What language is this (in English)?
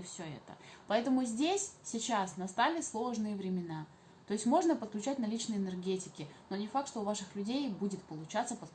Russian